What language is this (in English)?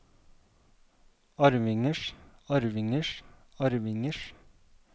Norwegian